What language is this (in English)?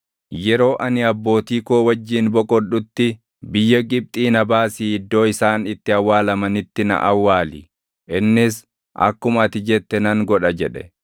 Oromo